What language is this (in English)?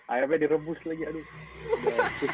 Indonesian